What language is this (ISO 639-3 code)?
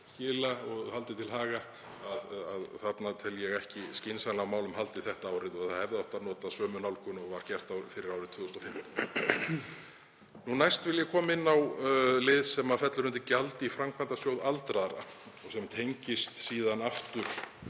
isl